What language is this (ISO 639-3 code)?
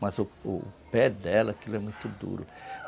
por